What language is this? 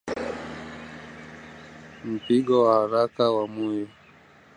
Swahili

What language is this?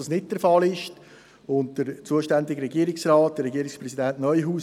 Swiss German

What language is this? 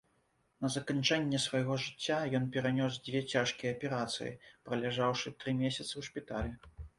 Belarusian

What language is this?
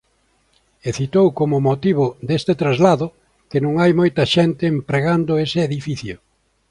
Galician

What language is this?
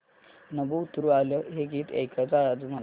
Marathi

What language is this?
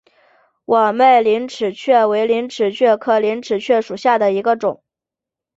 Chinese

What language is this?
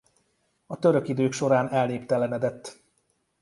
Hungarian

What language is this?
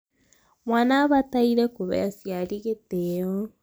Kikuyu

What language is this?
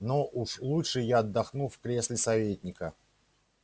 Russian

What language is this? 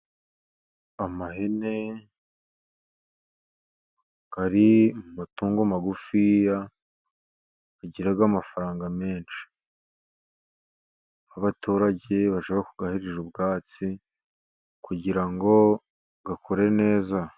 Kinyarwanda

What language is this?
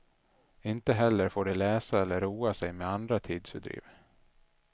Swedish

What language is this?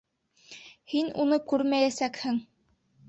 Bashkir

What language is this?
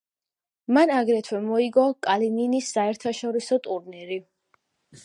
Georgian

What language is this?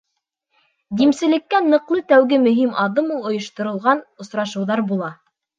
Bashkir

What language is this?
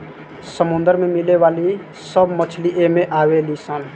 Bhojpuri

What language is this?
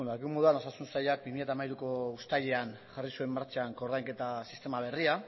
Basque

